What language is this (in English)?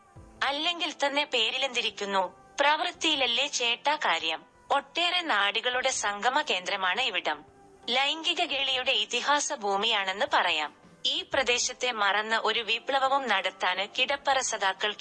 Malayalam